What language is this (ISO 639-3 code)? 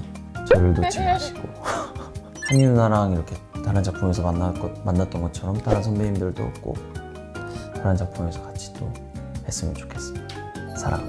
kor